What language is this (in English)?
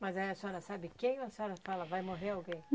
Portuguese